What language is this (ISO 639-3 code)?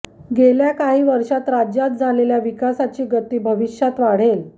mar